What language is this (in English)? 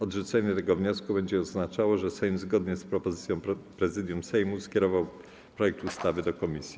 Polish